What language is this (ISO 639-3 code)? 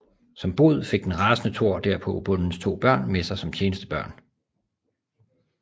dan